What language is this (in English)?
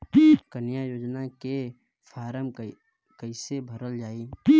Bhojpuri